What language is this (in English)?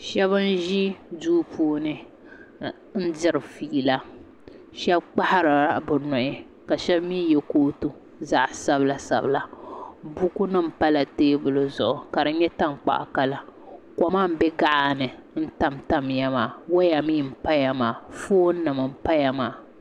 Dagbani